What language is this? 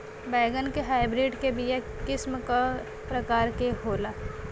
Bhojpuri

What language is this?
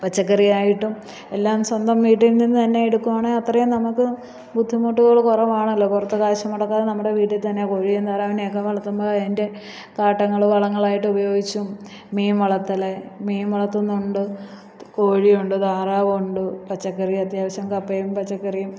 Malayalam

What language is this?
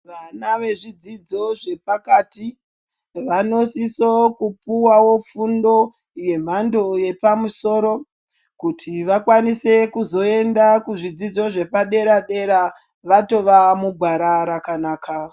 Ndau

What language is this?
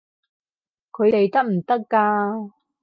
Cantonese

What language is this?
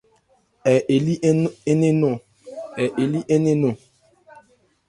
Ebrié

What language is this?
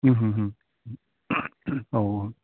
Bodo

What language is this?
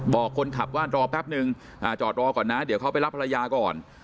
Thai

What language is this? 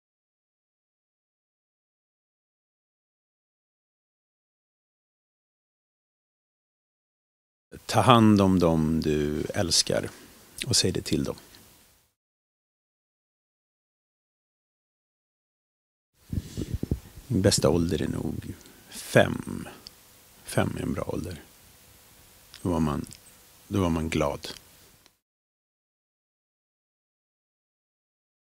Swedish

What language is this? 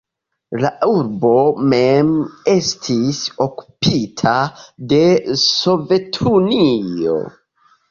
Esperanto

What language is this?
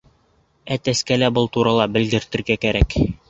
Bashkir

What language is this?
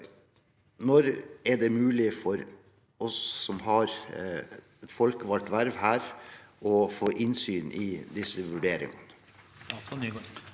Norwegian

